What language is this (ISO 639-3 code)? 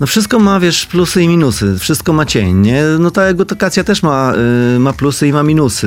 pol